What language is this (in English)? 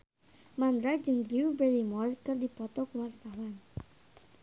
Sundanese